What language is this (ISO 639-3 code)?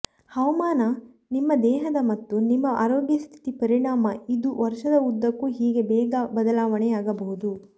kan